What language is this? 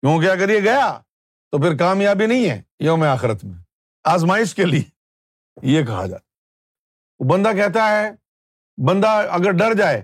Urdu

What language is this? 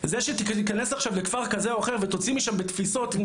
Hebrew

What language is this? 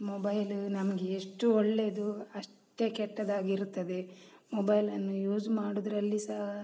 Kannada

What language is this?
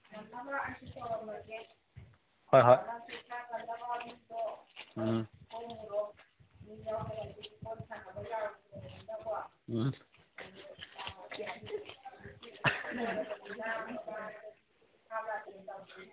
Manipuri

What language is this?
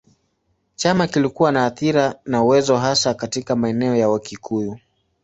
Swahili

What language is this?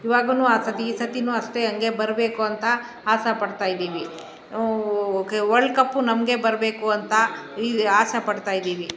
Kannada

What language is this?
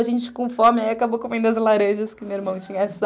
Portuguese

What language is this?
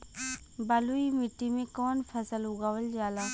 Bhojpuri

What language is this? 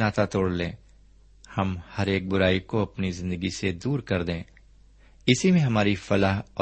Urdu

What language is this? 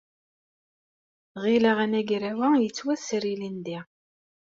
Kabyle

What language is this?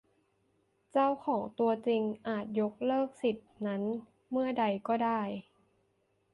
Thai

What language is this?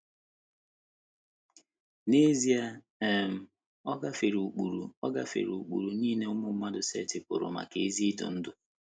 Igbo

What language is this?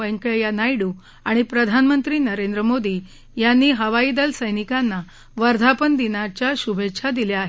Marathi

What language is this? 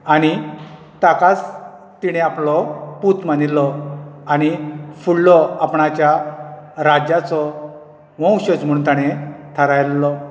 Konkani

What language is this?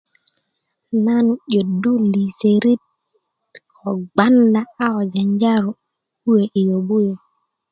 Kuku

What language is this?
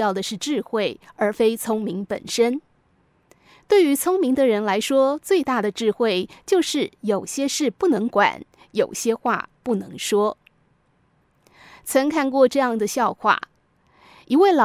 Chinese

